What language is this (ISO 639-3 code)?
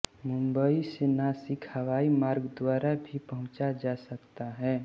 hin